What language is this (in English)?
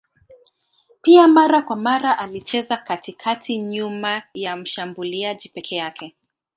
Swahili